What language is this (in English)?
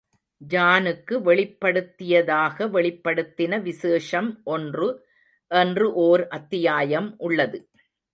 Tamil